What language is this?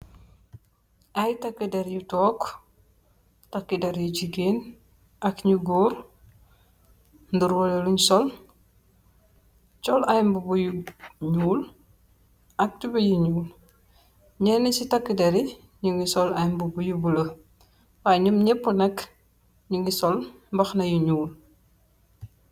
Wolof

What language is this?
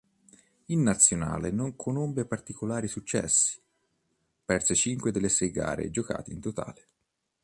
Italian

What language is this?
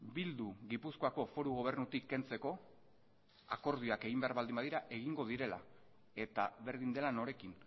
Basque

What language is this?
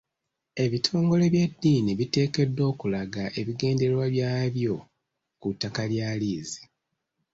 Ganda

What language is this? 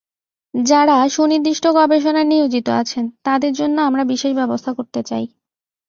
Bangla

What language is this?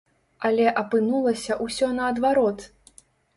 Belarusian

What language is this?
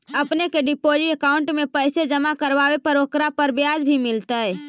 Magahi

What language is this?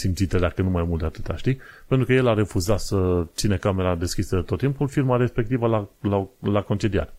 Romanian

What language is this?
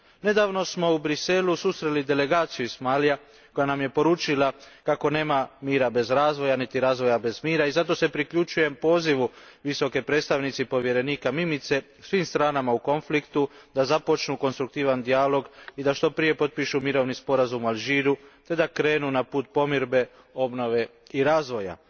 Croatian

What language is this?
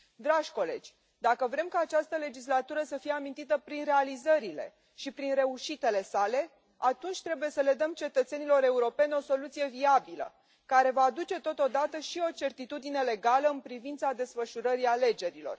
Romanian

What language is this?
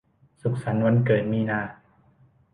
Thai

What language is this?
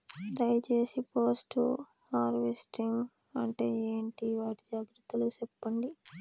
Telugu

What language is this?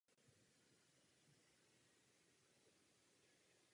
Czech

